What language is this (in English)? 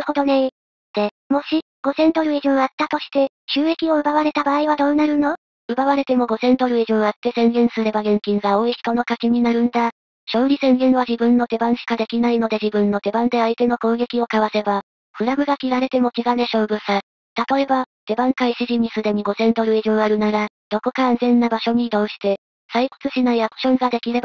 Japanese